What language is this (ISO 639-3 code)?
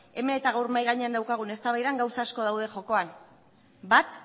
eus